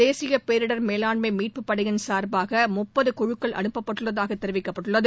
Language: Tamil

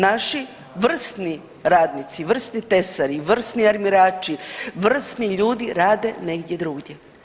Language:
Croatian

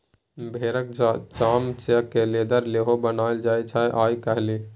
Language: Maithili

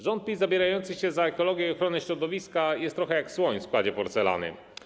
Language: Polish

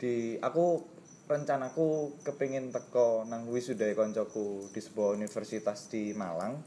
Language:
Indonesian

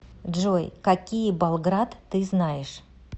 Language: Russian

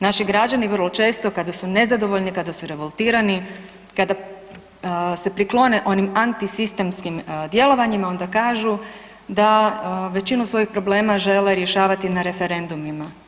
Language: Croatian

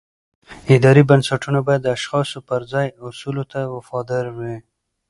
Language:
Pashto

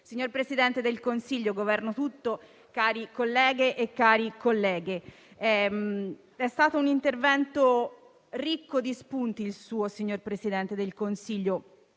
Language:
Italian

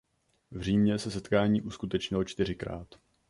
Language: Czech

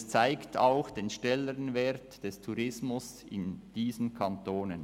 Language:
Swiss German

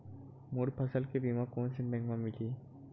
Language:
Chhattisgarhi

